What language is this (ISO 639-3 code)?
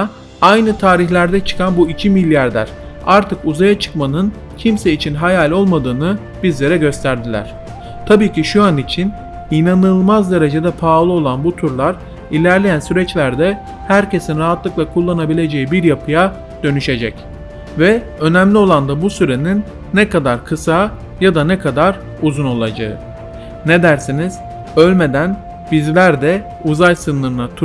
tur